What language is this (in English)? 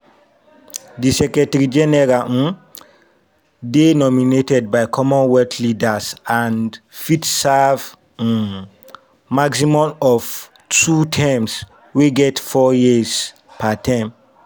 Nigerian Pidgin